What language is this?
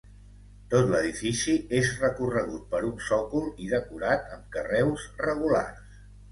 Catalan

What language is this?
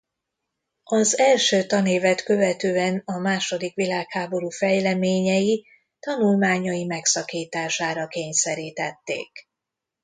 Hungarian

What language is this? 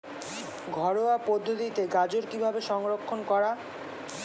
Bangla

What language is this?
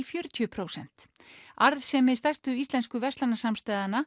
Icelandic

